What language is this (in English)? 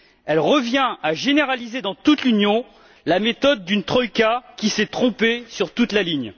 French